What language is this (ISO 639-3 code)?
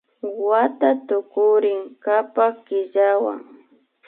qvi